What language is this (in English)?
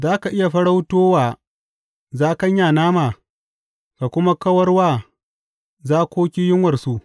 Hausa